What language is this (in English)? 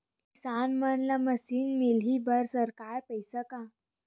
Chhattisgarhi